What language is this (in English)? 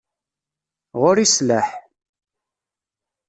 Kabyle